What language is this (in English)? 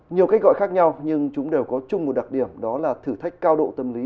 Vietnamese